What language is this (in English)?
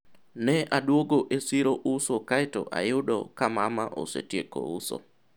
Luo (Kenya and Tanzania)